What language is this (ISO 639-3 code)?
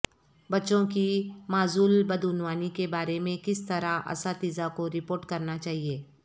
urd